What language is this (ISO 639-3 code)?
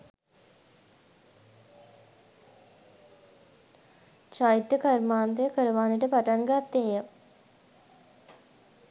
sin